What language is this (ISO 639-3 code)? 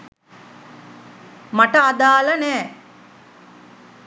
sin